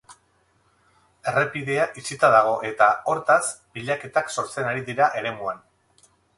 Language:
Basque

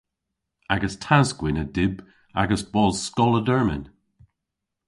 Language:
Cornish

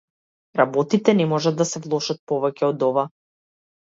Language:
Macedonian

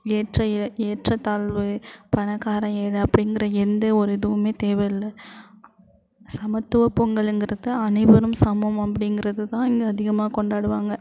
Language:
Tamil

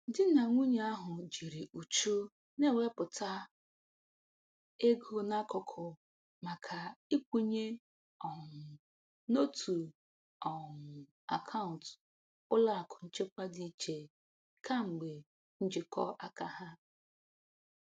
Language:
Igbo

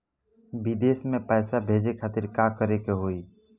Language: Bhojpuri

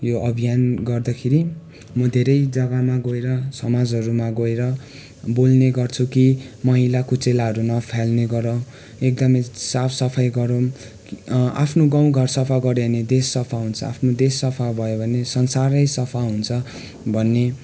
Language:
Nepali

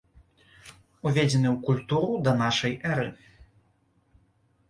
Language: Belarusian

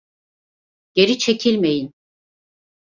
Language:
Turkish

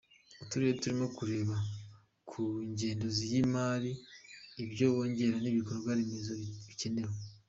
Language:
Kinyarwanda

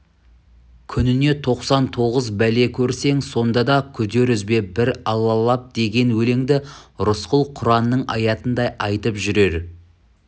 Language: Kazakh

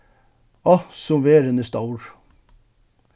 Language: Faroese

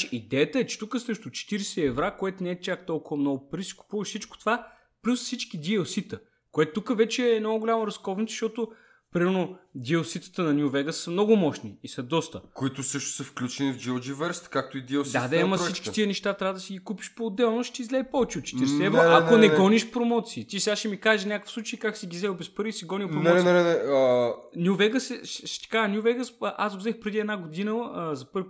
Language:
Bulgarian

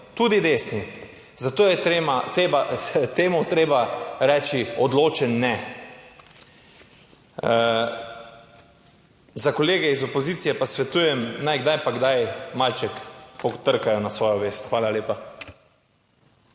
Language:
Slovenian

